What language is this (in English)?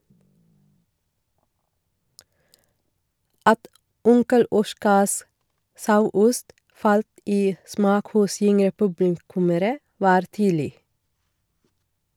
Norwegian